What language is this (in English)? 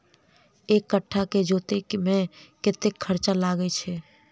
Maithili